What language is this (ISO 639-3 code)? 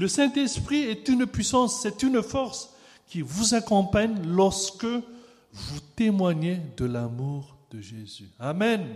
fra